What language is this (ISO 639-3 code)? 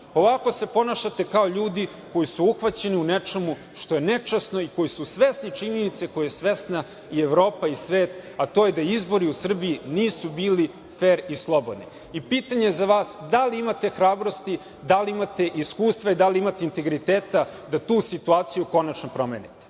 srp